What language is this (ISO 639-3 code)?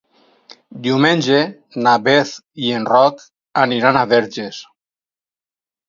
cat